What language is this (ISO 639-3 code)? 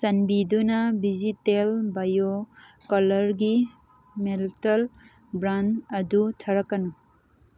mni